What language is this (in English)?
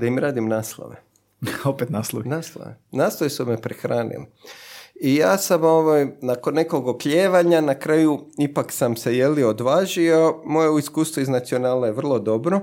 Croatian